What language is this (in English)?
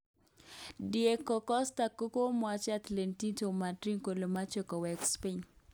Kalenjin